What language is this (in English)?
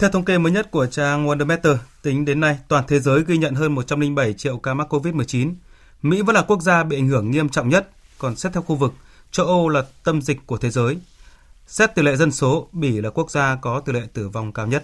Vietnamese